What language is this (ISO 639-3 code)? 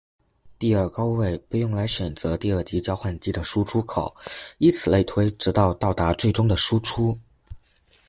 zho